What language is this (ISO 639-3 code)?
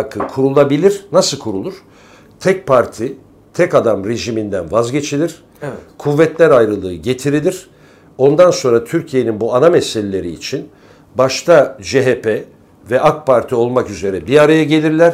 tur